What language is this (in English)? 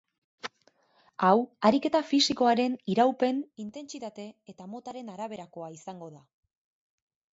Basque